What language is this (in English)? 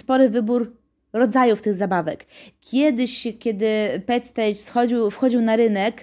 Polish